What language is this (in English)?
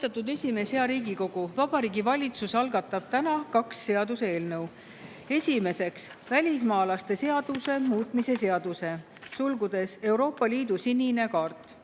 Estonian